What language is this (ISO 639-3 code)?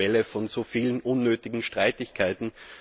deu